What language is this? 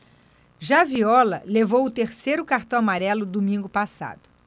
Portuguese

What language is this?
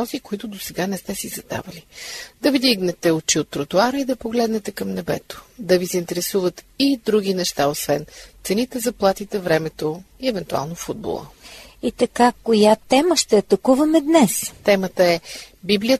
Bulgarian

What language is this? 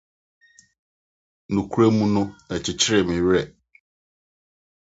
Akan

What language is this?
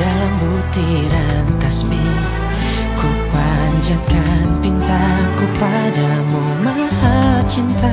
Indonesian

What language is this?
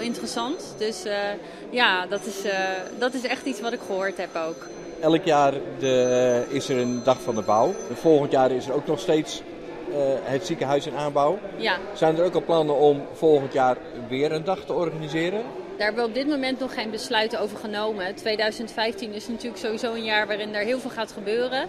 Dutch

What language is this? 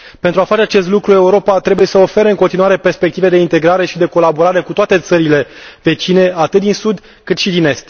Romanian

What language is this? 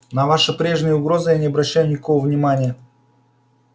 Russian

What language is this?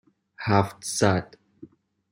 Persian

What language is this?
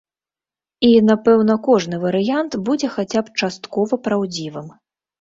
Belarusian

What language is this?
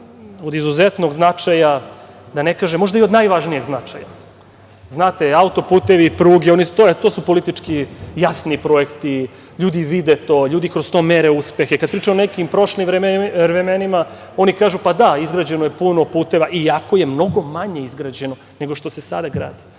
Serbian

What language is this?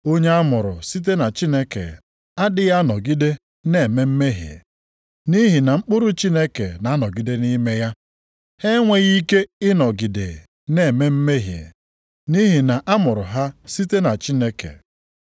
Igbo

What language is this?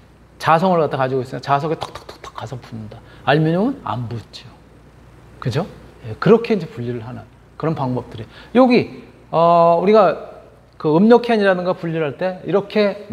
Korean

